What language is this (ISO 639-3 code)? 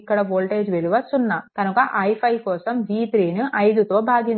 tel